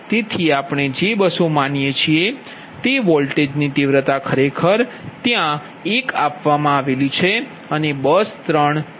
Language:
Gujarati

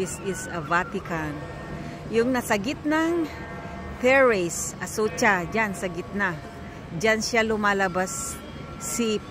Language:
Filipino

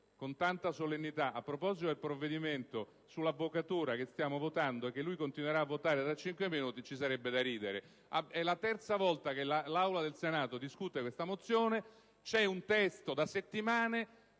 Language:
Italian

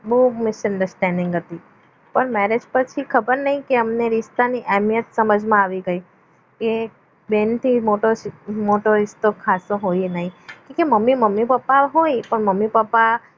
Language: Gujarati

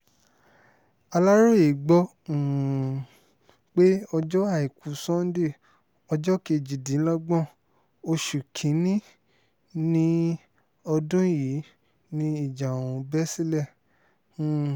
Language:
Yoruba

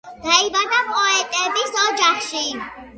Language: Georgian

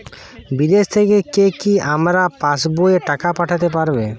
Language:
Bangla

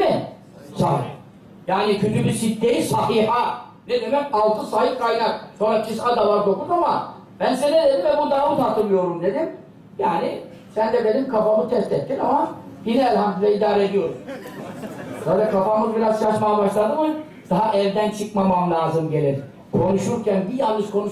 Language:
Turkish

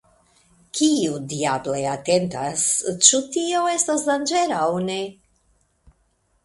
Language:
Esperanto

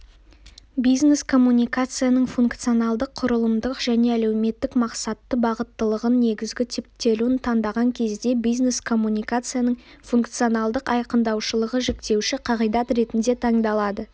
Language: Kazakh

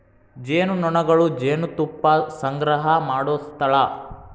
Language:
Kannada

